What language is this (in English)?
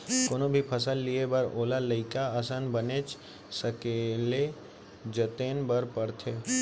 Chhattisgarhi